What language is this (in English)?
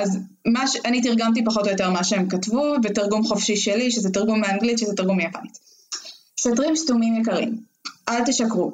Hebrew